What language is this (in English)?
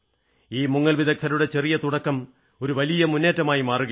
Malayalam